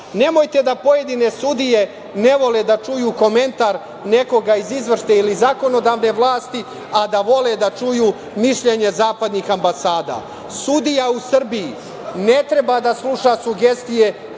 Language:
Serbian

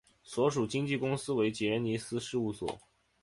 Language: Chinese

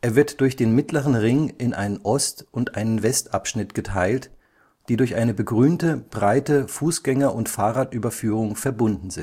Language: German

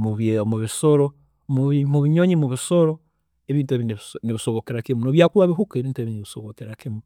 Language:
Tooro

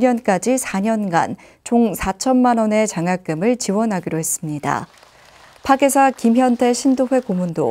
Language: Korean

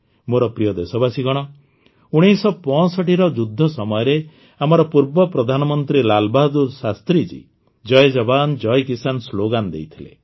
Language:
Odia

